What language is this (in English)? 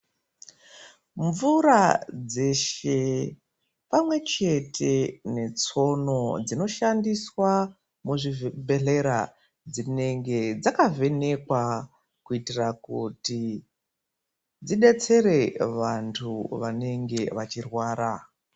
Ndau